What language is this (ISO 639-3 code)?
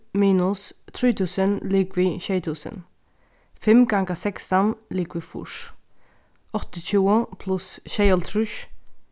fao